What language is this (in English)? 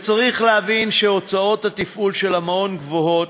Hebrew